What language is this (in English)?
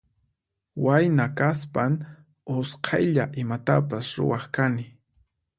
Puno Quechua